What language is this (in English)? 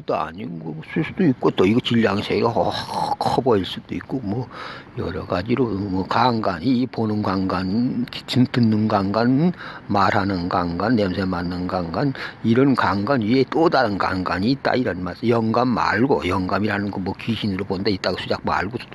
Korean